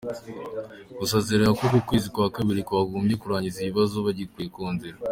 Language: Kinyarwanda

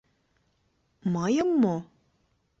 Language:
Mari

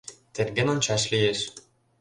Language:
Mari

